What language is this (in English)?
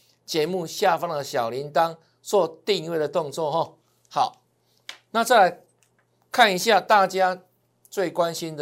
Chinese